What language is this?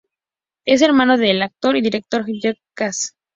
Spanish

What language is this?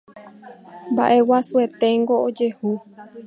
Guarani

